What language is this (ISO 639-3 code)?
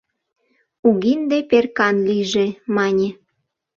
chm